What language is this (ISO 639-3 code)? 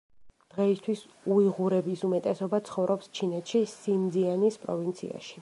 kat